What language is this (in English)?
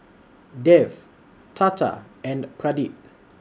English